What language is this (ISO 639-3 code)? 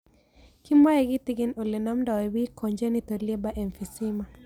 kln